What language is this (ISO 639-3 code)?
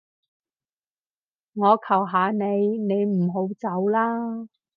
yue